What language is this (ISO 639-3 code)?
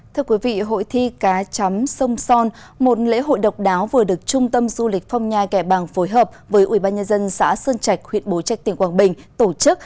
vie